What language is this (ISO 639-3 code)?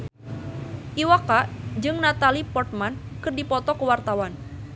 sun